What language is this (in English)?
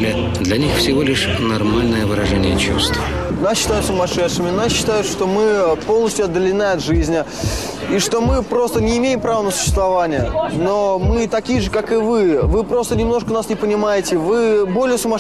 Russian